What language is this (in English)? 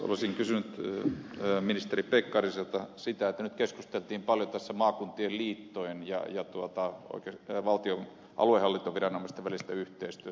Finnish